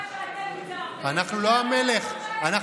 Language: Hebrew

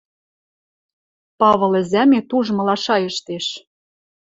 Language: Western Mari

